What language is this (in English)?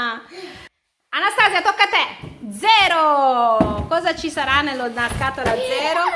Italian